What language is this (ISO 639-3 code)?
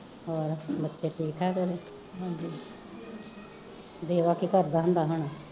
pan